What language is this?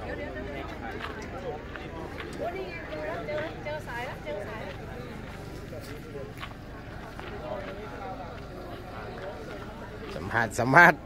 Thai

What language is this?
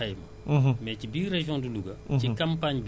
Wolof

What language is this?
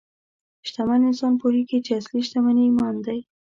Pashto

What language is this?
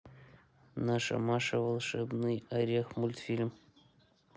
Russian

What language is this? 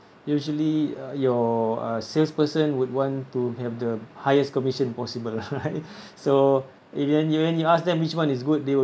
English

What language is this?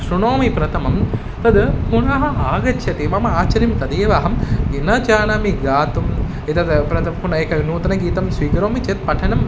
Sanskrit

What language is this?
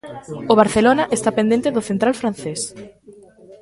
Galician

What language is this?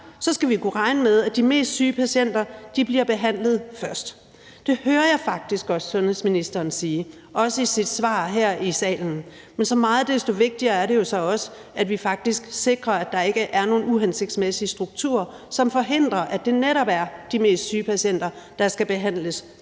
Danish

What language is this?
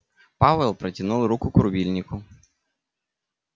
Russian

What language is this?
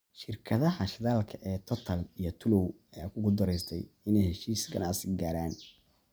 Somali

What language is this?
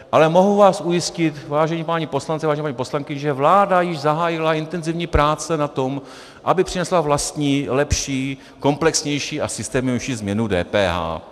Czech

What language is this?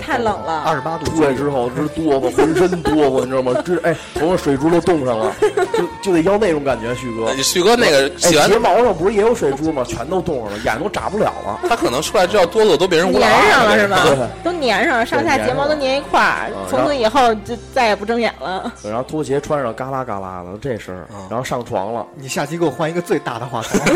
Chinese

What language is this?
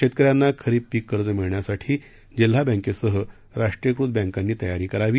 Marathi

